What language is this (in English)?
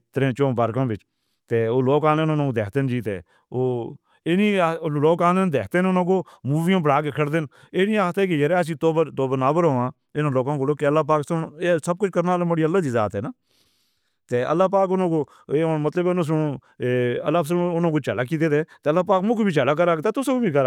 Northern Hindko